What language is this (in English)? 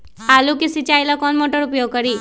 Magahi